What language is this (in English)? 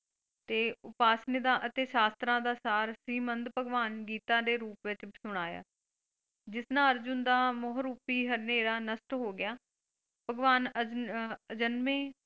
Punjabi